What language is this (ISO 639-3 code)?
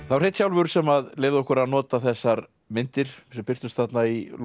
isl